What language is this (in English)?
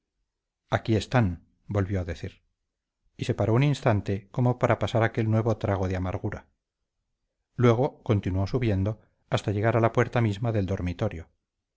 Spanish